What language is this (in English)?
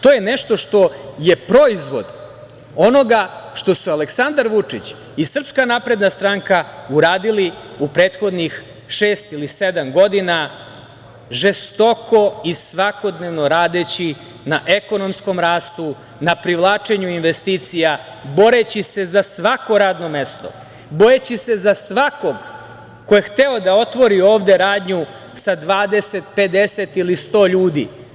Serbian